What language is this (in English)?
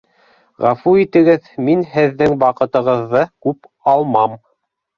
Bashkir